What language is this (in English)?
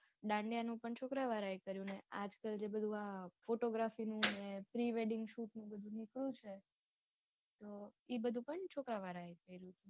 Gujarati